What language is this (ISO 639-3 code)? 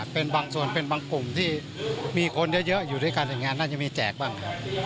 tha